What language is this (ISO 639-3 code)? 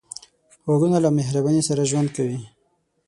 pus